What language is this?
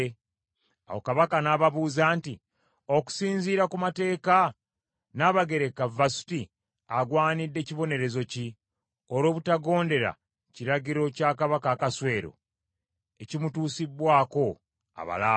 Ganda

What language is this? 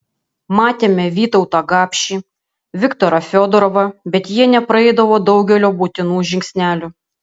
Lithuanian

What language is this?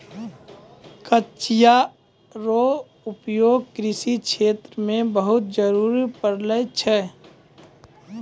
Maithili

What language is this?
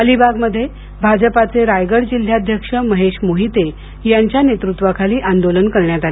Marathi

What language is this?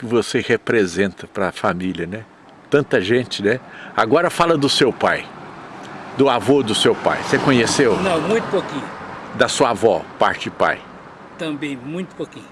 Portuguese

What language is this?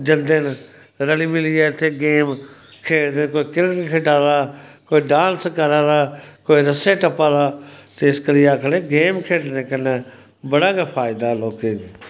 Dogri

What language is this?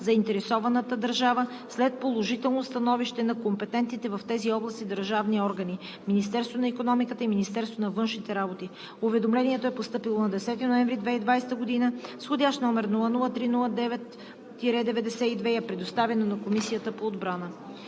Bulgarian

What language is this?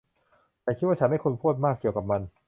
Thai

